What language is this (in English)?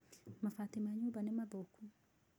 Kikuyu